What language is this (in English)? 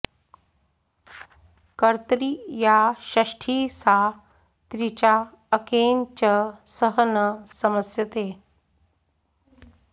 Sanskrit